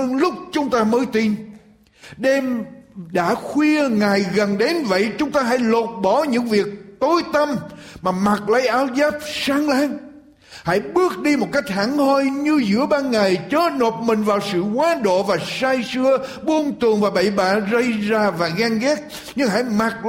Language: Vietnamese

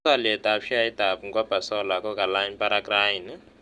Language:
Kalenjin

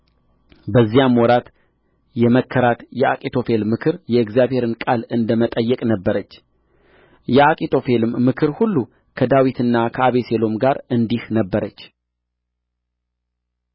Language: Amharic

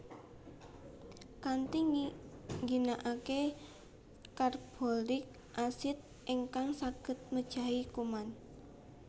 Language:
Javanese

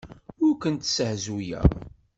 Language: Kabyle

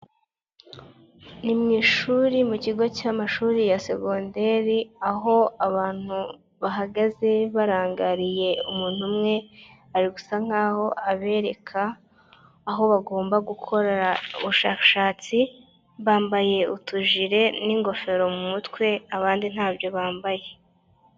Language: Kinyarwanda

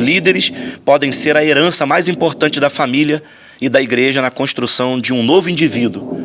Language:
Portuguese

